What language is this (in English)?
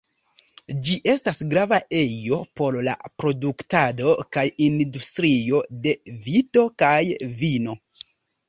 Esperanto